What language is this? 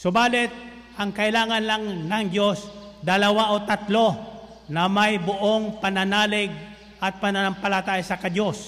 Filipino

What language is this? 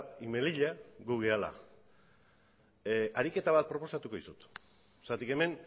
Basque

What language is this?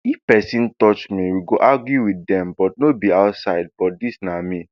Nigerian Pidgin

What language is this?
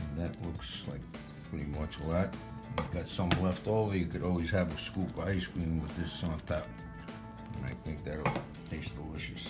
English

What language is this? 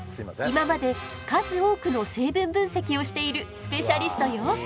Japanese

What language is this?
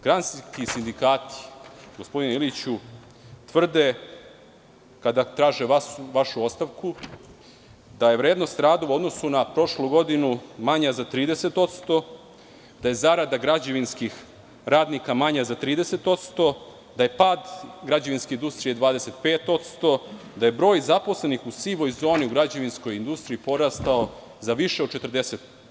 Serbian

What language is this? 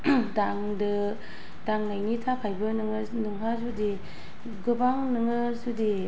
Bodo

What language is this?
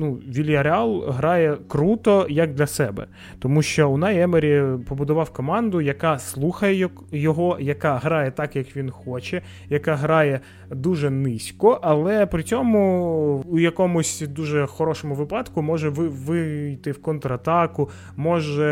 Ukrainian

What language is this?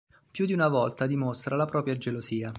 Italian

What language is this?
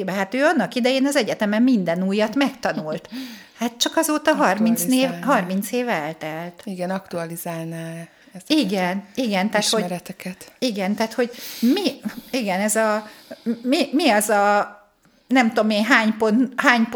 Hungarian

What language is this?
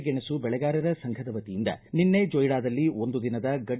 Kannada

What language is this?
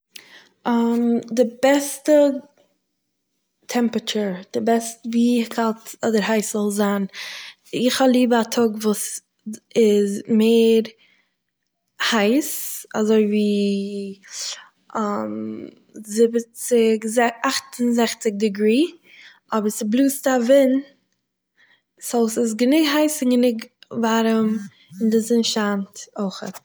Yiddish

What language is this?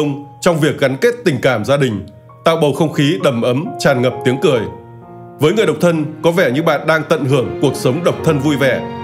Vietnamese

